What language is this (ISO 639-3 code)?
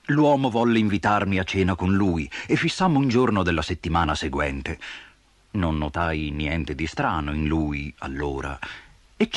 ita